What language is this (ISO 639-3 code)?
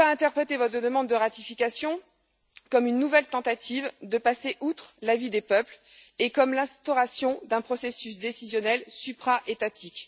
fra